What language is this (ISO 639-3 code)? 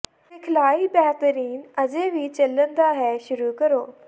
pan